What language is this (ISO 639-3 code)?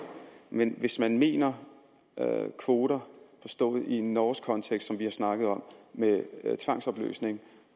dan